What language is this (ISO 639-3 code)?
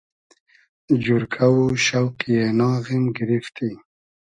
haz